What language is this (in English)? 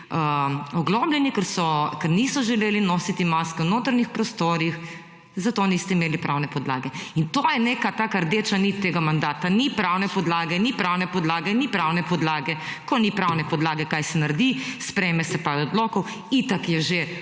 Slovenian